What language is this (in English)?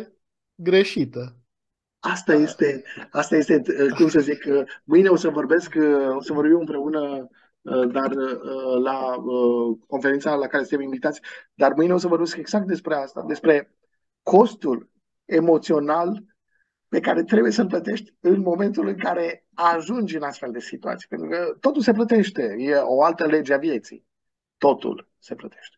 Romanian